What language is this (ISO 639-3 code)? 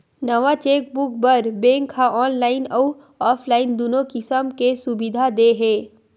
hne